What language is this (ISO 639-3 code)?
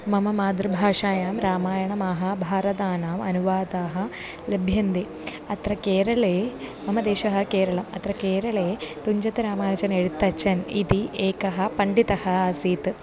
san